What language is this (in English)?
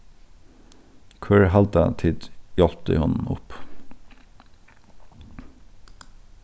Faroese